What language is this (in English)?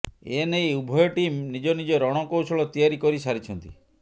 Odia